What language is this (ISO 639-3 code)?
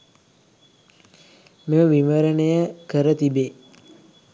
sin